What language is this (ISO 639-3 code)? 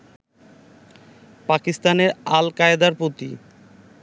ben